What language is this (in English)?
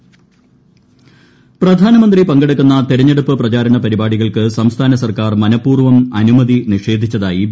Malayalam